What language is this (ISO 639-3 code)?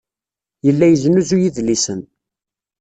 kab